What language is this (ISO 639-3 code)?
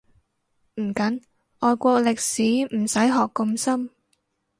yue